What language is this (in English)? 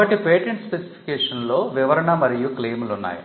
Telugu